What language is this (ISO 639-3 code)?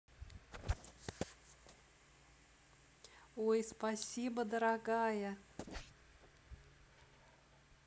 rus